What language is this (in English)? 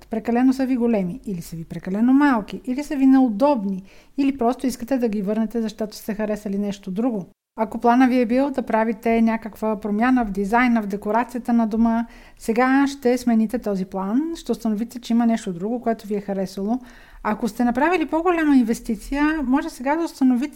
Bulgarian